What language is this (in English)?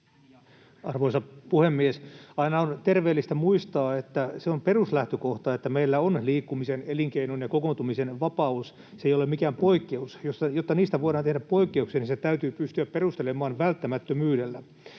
Finnish